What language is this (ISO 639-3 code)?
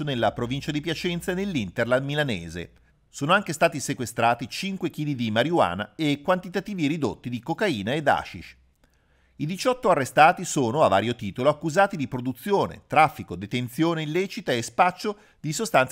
ita